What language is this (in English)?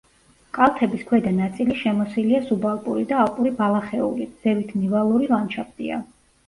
Georgian